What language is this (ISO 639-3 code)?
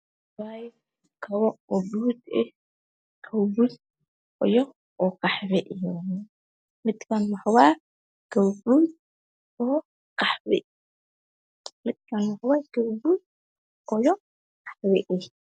som